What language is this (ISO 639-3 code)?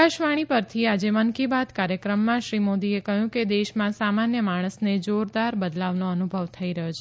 guj